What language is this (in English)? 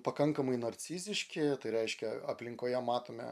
Lithuanian